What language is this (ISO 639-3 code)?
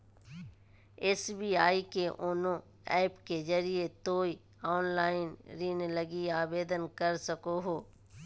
mag